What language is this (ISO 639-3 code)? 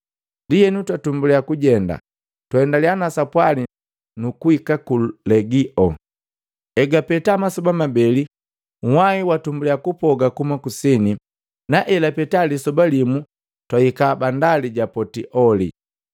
mgv